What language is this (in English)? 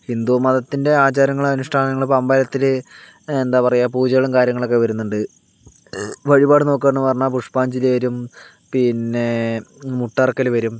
Malayalam